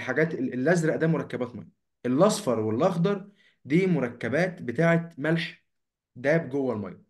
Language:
Arabic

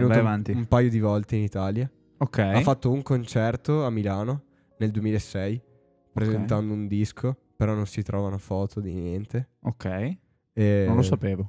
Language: Italian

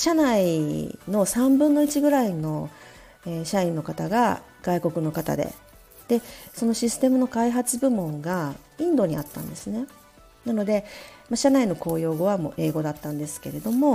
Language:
Japanese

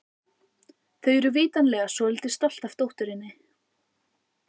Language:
Icelandic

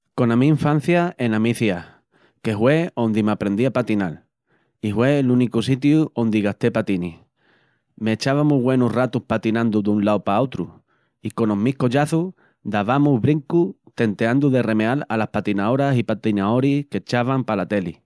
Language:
Extremaduran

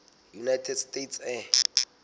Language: Southern Sotho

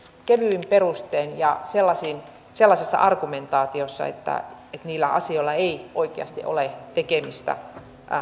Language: Finnish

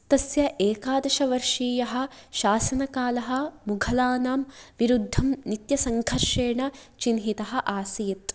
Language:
Sanskrit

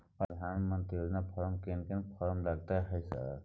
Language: Maithili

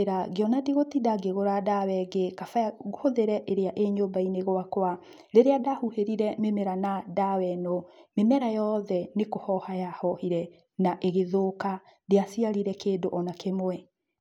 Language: Kikuyu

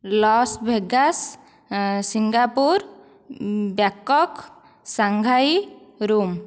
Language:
Odia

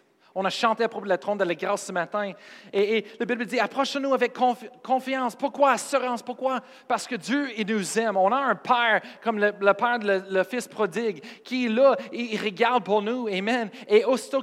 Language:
French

